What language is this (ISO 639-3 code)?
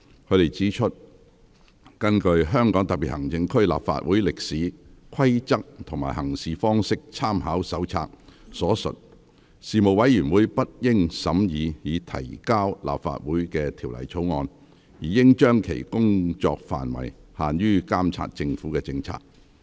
yue